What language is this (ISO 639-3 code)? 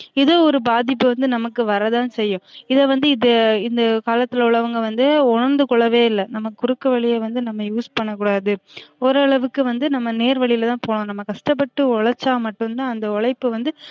tam